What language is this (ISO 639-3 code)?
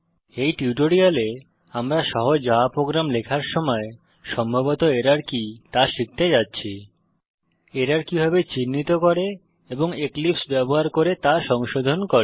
ben